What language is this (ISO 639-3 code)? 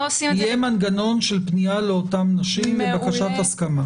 heb